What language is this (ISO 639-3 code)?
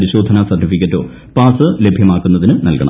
mal